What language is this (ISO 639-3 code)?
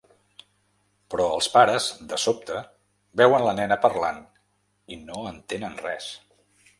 cat